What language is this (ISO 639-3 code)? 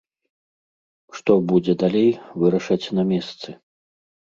bel